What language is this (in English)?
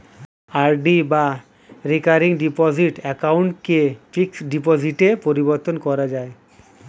Bangla